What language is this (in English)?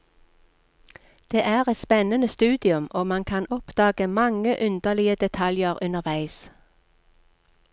Norwegian